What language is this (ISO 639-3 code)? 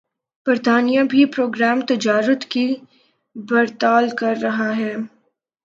urd